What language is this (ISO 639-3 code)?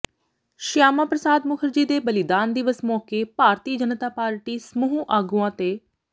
pan